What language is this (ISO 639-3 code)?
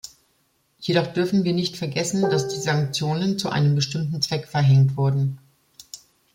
deu